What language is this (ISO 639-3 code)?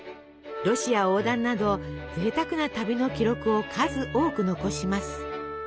jpn